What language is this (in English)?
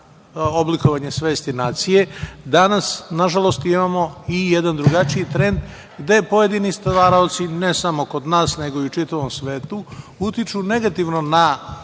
Serbian